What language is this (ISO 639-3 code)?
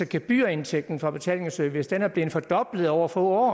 dan